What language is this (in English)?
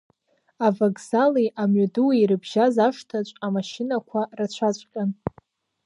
Abkhazian